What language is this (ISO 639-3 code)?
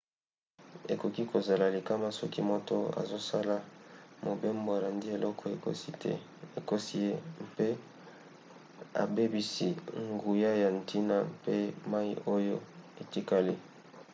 lin